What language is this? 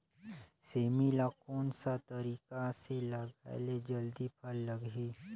Chhattisgarhi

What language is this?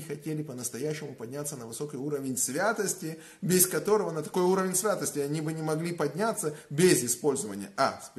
Russian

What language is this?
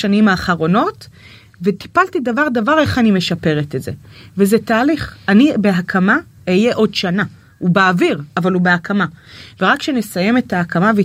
Hebrew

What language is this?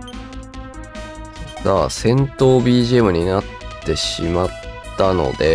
Japanese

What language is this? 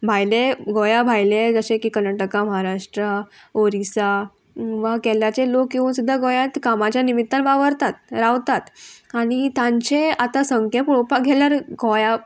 Konkani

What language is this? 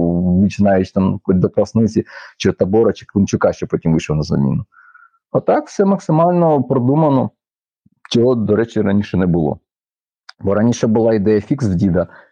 Ukrainian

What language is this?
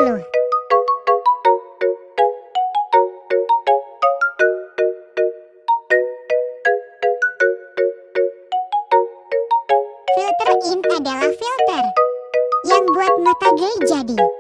Indonesian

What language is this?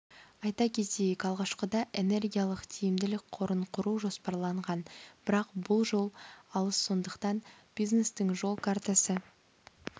Kazakh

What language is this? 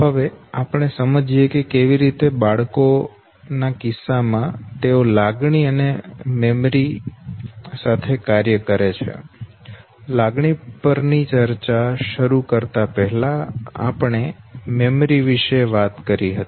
Gujarati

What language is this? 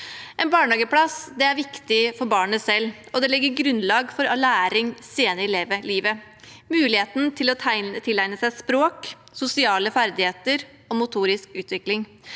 Norwegian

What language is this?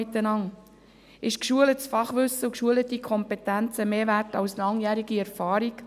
Swiss German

